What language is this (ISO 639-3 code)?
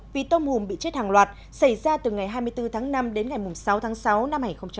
vie